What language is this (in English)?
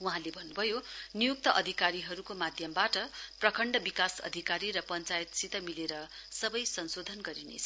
Nepali